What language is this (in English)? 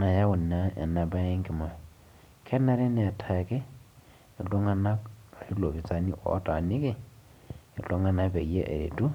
Masai